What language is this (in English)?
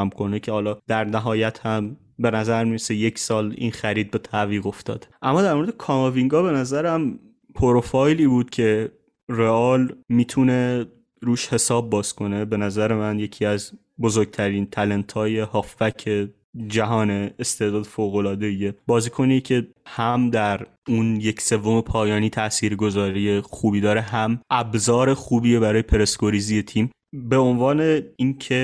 Persian